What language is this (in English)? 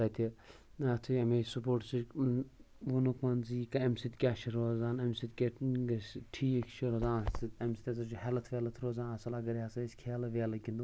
Kashmiri